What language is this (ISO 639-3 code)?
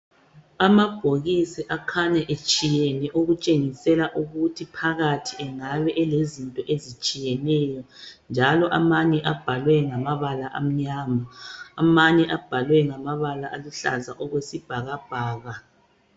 nde